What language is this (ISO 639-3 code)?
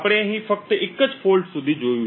guj